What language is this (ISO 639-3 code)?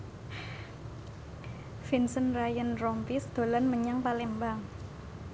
jav